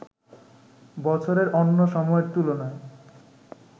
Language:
Bangla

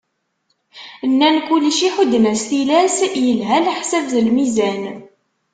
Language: Kabyle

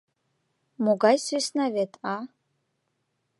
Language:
Mari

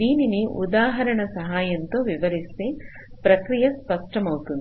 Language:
Telugu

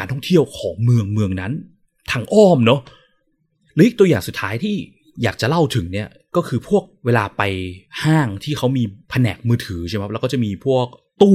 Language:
Thai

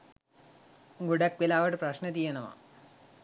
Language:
Sinhala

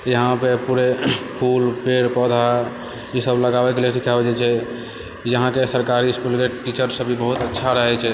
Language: Maithili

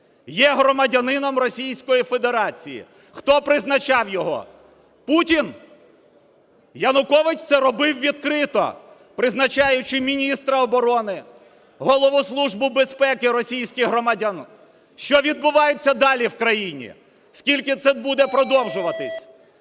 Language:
Ukrainian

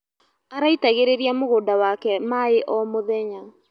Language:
Kikuyu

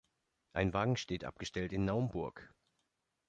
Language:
German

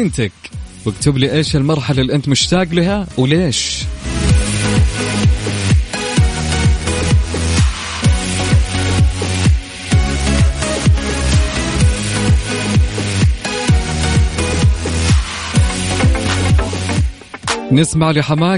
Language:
Arabic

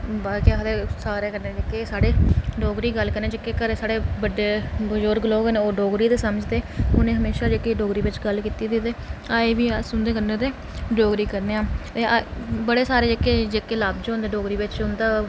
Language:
Dogri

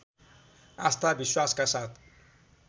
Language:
Nepali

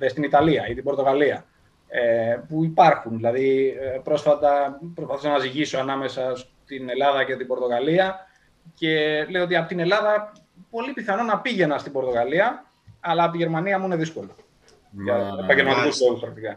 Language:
Greek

